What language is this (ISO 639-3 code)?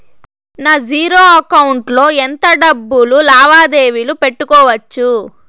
tel